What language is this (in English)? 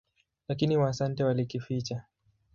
Swahili